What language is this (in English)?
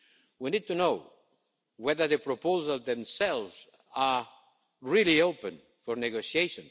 English